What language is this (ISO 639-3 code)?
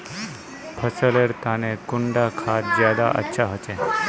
mag